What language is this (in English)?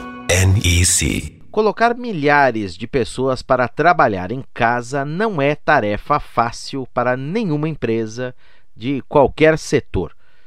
Portuguese